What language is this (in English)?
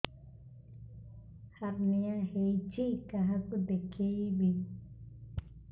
Odia